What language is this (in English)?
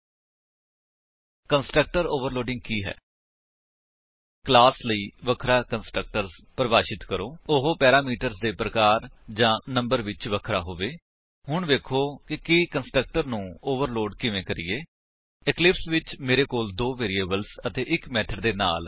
Punjabi